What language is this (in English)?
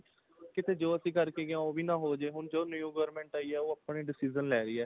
Punjabi